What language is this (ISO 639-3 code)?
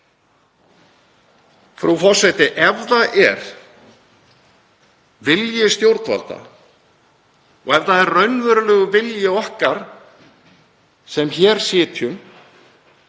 isl